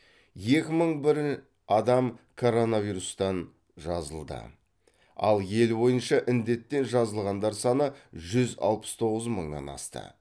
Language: Kazakh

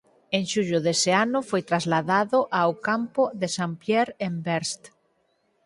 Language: Galician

